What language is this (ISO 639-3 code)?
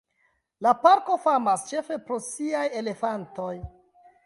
epo